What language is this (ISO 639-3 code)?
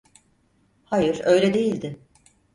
tur